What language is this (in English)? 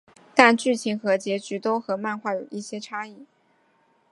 Chinese